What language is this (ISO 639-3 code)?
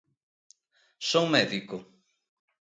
glg